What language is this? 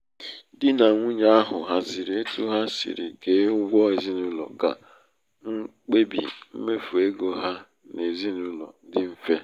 Igbo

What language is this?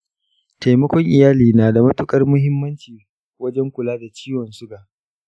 Hausa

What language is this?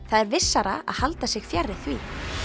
Icelandic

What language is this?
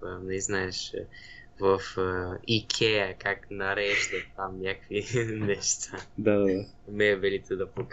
Bulgarian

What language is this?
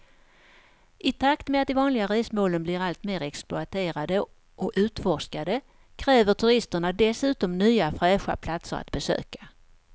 Swedish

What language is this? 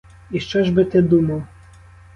Ukrainian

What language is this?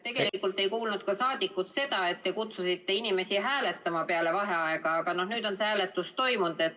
Estonian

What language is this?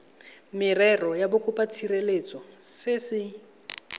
Tswana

